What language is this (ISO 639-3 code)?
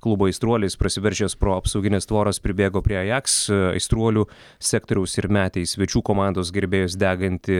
lit